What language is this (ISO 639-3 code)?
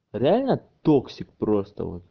rus